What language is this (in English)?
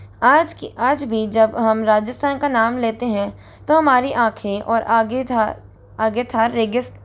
Hindi